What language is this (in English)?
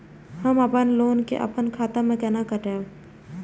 Maithili